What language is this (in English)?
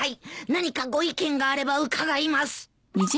Japanese